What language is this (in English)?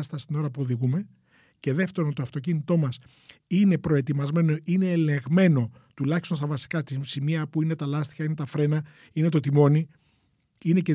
Greek